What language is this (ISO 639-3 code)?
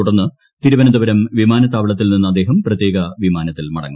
mal